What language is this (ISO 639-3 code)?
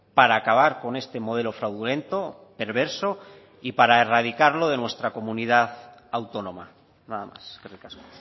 spa